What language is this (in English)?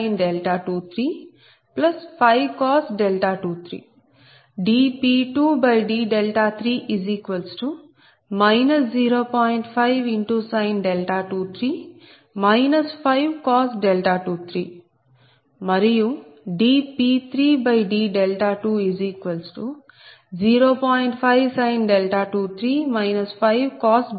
Telugu